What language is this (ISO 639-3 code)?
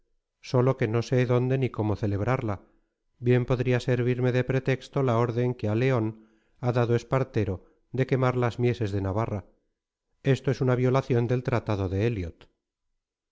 spa